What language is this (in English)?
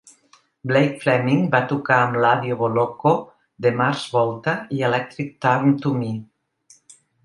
Catalan